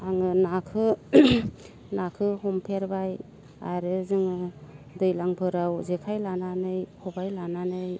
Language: Bodo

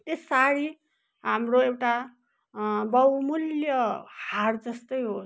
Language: Nepali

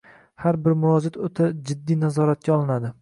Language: Uzbek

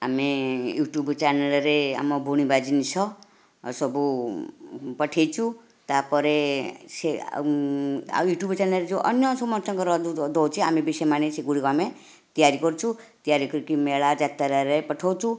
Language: Odia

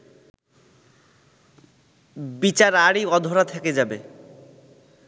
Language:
Bangla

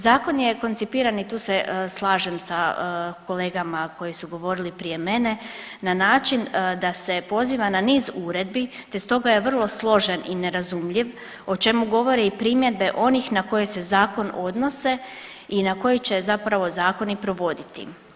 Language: Croatian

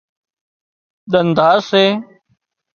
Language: Wadiyara Koli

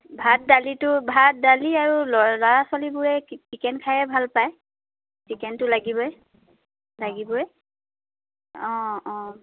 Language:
Assamese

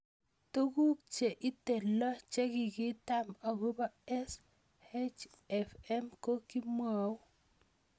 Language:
Kalenjin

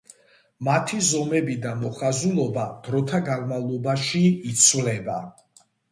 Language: Georgian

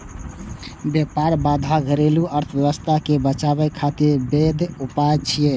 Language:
Maithili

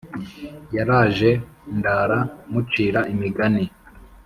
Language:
Kinyarwanda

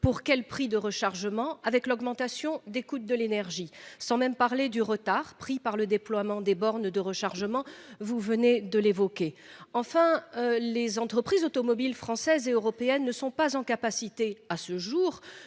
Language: French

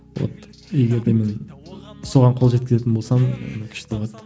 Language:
Kazakh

